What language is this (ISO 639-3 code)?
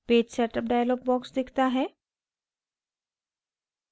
hin